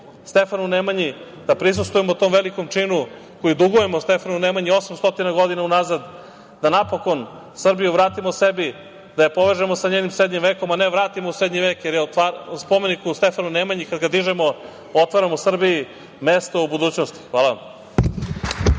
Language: Serbian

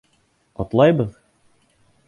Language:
Bashkir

